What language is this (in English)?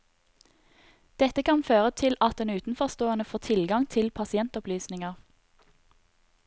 Norwegian